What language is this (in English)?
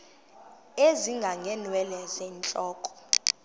Xhosa